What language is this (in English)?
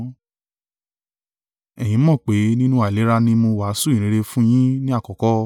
Yoruba